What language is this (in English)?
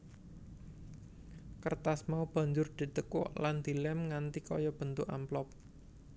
Javanese